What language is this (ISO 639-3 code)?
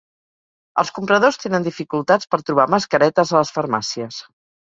cat